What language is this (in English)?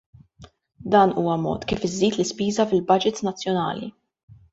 Maltese